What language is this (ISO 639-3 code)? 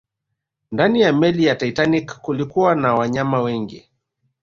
swa